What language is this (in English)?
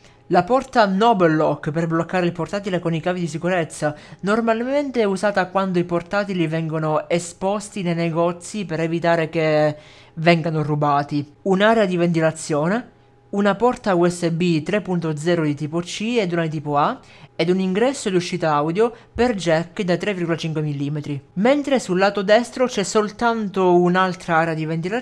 Italian